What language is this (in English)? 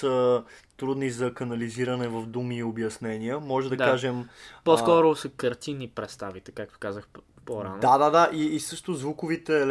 Bulgarian